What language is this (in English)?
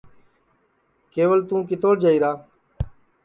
Sansi